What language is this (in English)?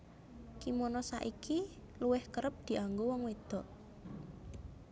Javanese